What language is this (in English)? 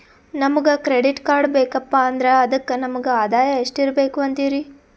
Kannada